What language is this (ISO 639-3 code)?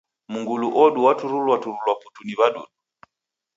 dav